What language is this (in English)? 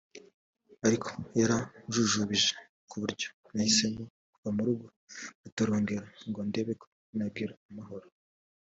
Kinyarwanda